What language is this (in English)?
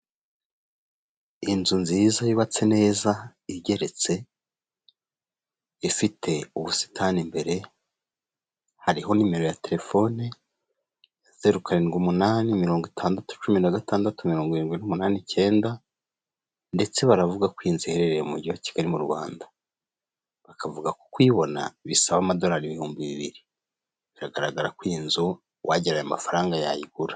Kinyarwanda